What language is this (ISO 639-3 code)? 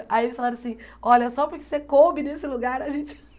por